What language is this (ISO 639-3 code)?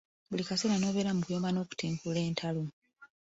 lug